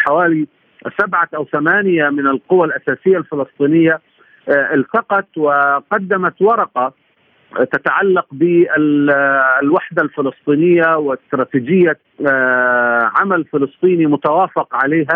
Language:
Arabic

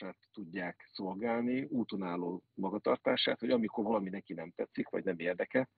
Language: Hungarian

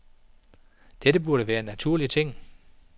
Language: Danish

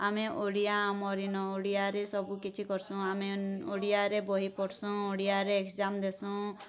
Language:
Odia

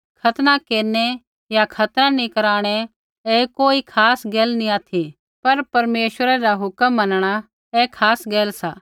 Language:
Kullu Pahari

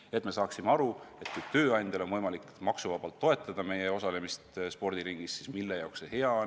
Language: Estonian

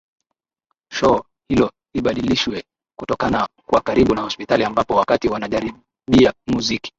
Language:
Swahili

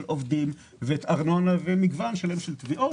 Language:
Hebrew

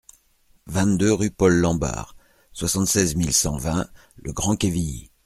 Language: French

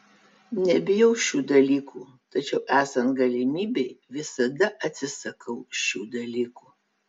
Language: Lithuanian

